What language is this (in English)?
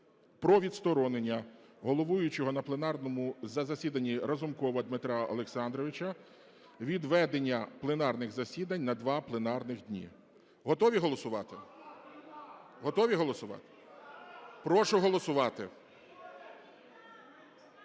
Ukrainian